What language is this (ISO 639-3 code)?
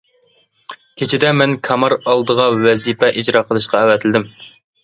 uig